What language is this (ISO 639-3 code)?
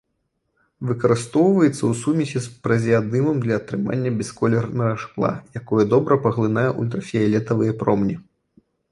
bel